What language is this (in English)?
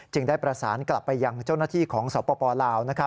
Thai